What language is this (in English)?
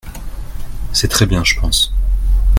French